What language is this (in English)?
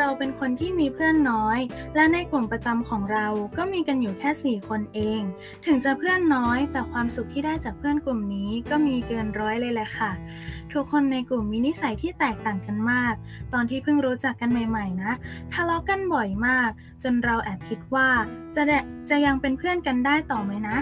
Thai